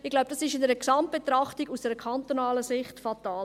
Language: Swiss German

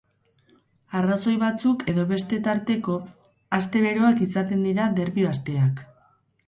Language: Basque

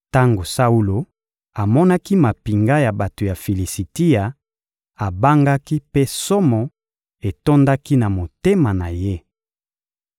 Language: Lingala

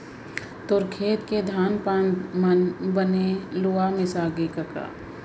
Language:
Chhattisgarhi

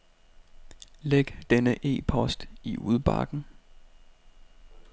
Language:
Danish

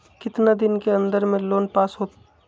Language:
Magahi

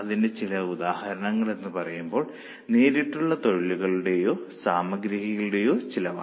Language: Malayalam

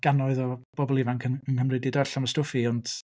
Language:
Welsh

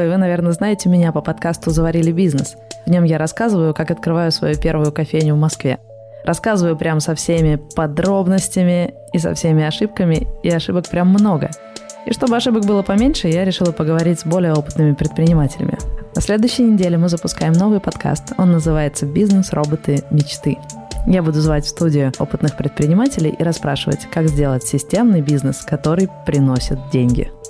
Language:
Russian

